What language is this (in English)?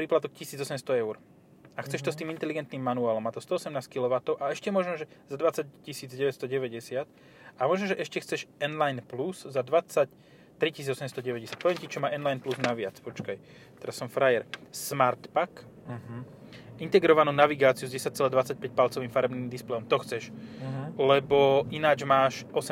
Slovak